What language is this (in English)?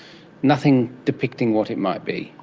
English